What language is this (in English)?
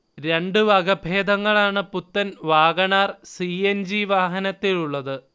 Malayalam